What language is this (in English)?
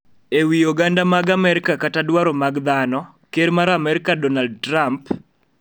Luo (Kenya and Tanzania)